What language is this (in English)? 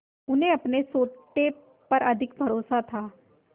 Hindi